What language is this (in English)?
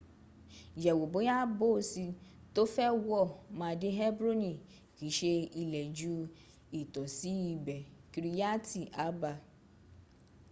Yoruba